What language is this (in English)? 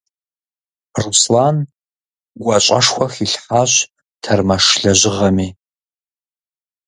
Kabardian